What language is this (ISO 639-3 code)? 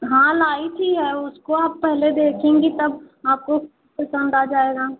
hin